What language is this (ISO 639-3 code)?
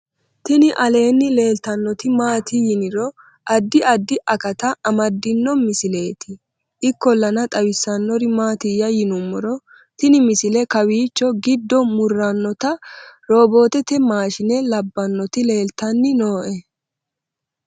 sid